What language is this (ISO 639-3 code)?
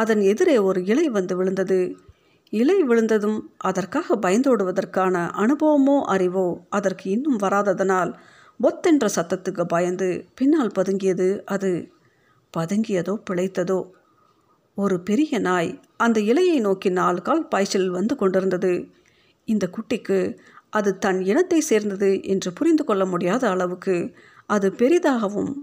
tam